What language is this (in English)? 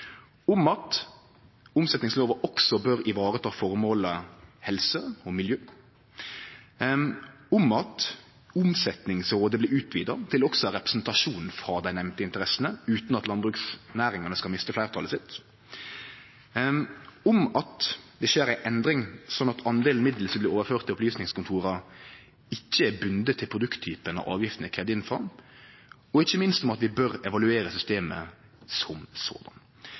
Norwegian Nynorsk